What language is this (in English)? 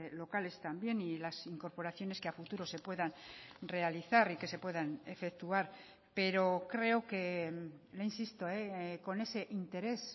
Spanish